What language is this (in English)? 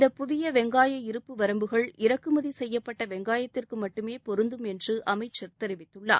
Tamil